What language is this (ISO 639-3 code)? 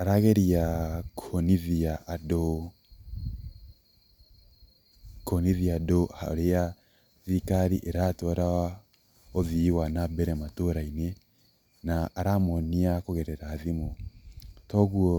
kik